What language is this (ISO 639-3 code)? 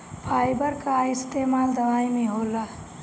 bho